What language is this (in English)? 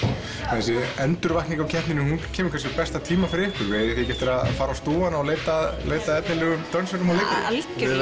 Icelandic